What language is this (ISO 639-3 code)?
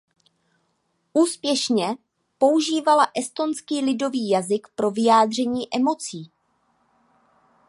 ces